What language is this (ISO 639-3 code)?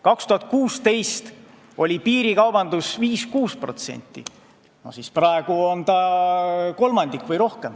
est